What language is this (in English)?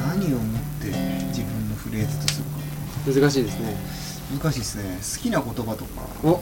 Japanese